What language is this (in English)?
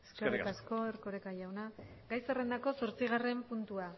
Basque